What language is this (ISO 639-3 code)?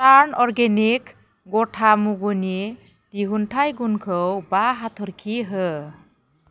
brx